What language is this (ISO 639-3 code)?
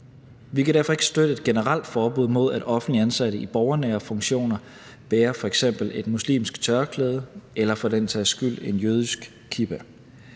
dan